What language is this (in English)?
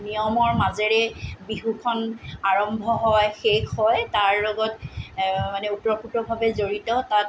Assamese